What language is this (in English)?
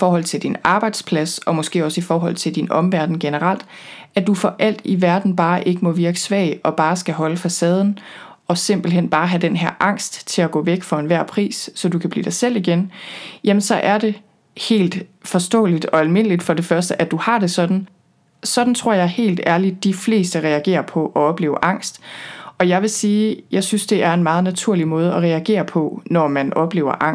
Danish